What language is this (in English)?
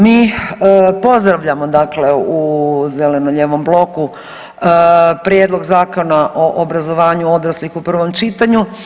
Croatian